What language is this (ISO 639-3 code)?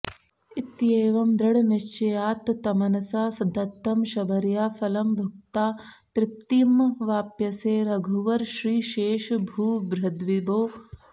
san